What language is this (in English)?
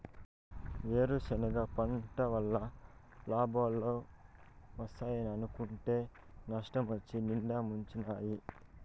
Telugu